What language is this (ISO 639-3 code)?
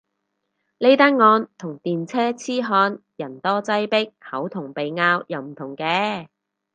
yue